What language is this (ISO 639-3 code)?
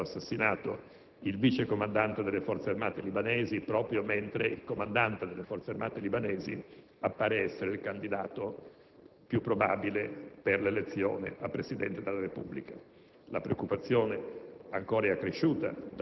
ita